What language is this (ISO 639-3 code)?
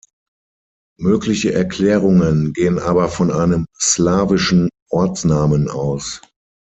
deu